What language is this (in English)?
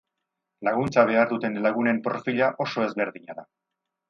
Basque